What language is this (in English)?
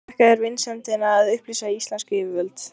Icelandic